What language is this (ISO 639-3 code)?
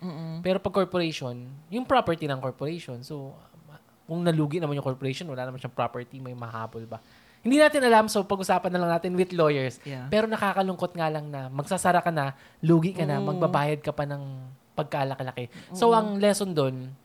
fil